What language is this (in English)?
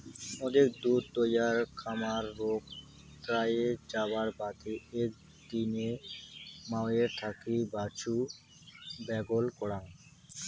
Bangla